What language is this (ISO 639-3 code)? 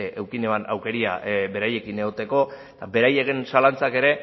eus